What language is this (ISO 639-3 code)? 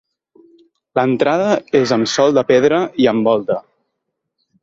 cat